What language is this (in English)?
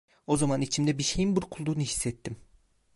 Turkish